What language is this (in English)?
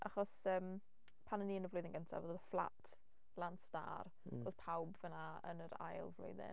Welsh